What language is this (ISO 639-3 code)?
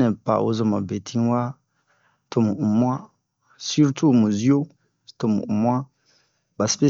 bmq